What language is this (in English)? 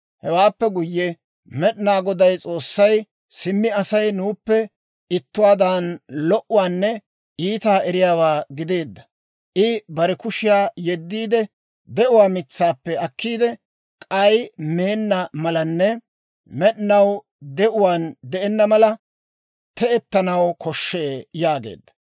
Dawro